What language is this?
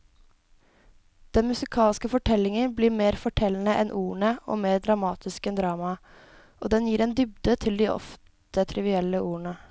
Norwegian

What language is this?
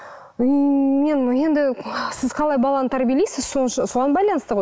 Kazakh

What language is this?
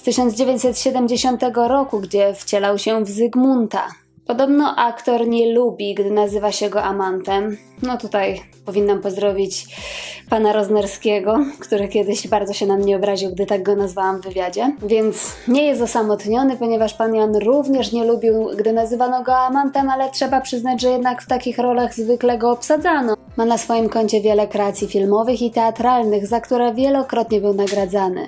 Polish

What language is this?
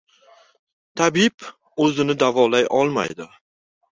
Uzbek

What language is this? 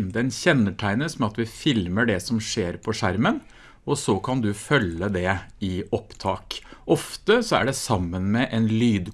Norwegian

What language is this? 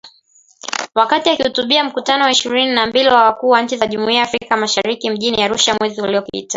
Swahili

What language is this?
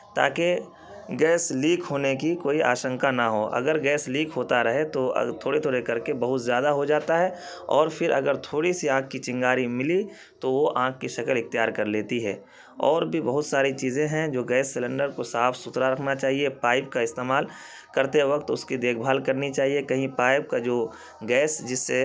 Urdu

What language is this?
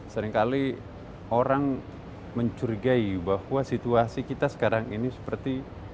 Indonesian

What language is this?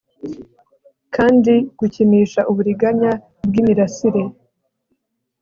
Kinyarwanda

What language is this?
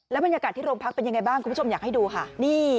Thai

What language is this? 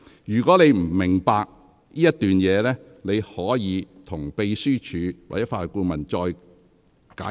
Cantonese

